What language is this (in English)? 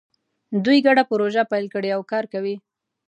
Pashto